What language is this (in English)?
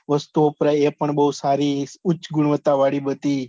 Gujarati